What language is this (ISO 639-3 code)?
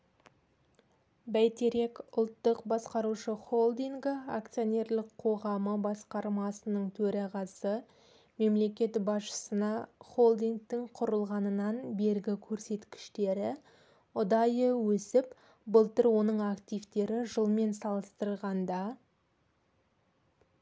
kaz